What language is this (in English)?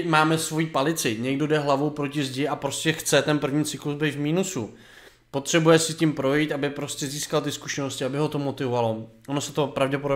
Czech